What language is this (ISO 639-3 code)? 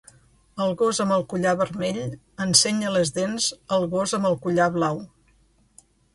cat